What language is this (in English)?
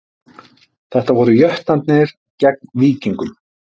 Icelandic